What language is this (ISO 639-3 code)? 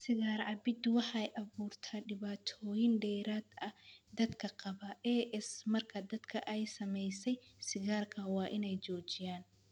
som